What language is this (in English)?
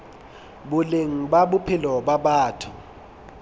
Southern Sotho